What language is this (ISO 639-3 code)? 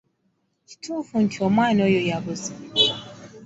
lug